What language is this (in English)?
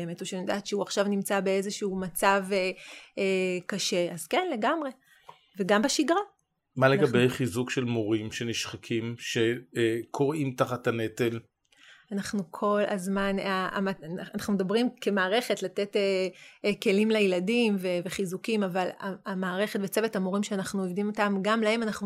Hebrew